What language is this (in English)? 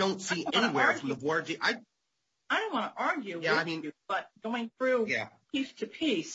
English